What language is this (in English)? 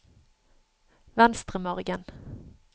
Norwegian